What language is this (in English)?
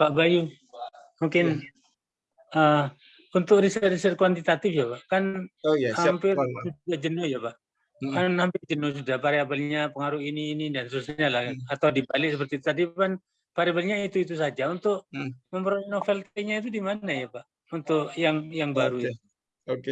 Indonesian